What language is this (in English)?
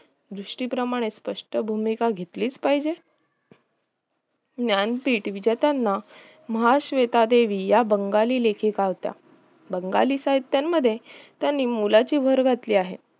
Marathi